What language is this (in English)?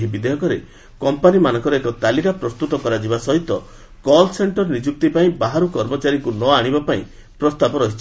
Odia